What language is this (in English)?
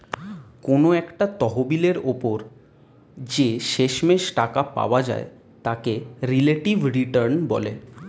Bangla